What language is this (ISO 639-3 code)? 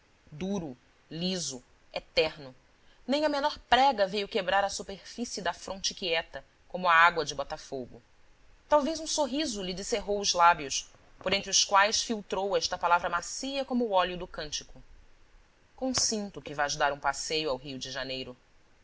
por